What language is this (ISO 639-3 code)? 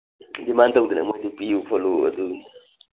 mni